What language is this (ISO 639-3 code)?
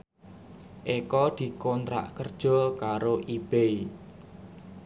jav